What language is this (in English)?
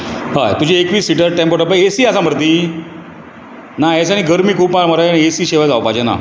Konkani